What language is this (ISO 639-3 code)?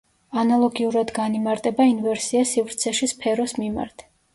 kat